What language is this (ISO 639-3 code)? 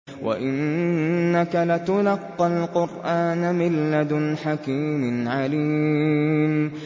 ara